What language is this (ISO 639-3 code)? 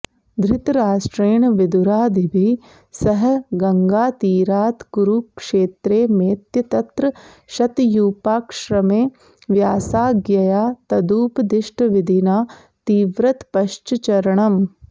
san